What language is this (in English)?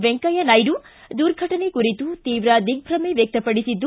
Kannada